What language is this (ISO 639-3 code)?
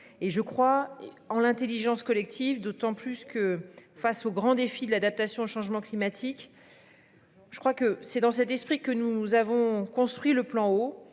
fra